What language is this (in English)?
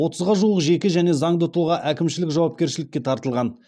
Kazakh